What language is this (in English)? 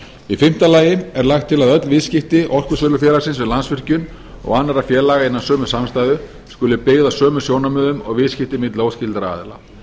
Icelandic